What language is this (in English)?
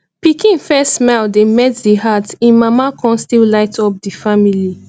Nigerian Pidgin